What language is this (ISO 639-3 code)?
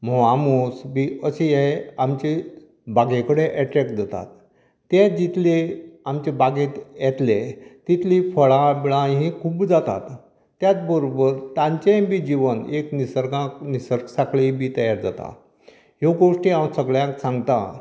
kok